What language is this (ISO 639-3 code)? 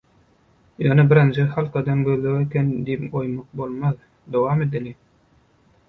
tuk